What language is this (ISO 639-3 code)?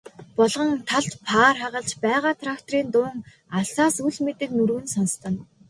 mon